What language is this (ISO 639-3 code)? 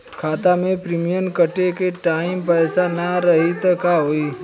bho